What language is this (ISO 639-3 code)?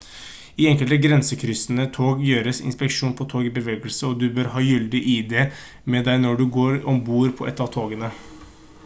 nob